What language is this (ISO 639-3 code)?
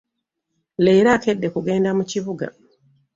lug